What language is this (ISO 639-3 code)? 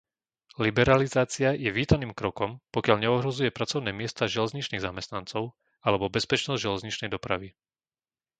slk